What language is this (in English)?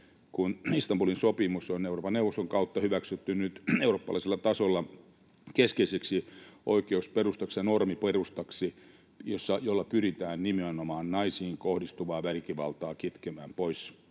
Finnish